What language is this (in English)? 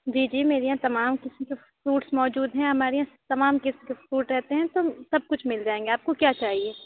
Urdu